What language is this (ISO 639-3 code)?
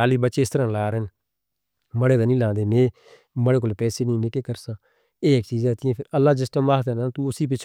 hno